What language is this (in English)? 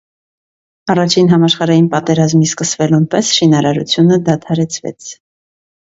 Armenian